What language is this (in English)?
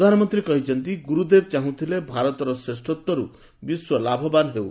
Odia